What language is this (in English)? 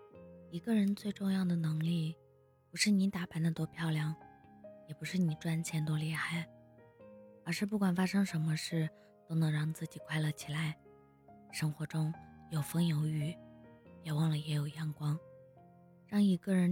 Chinese